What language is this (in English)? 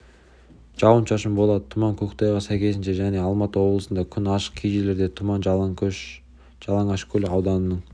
Kazakh